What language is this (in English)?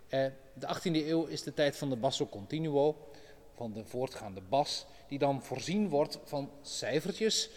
Dutch